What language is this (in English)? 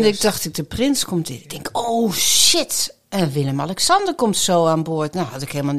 Dutch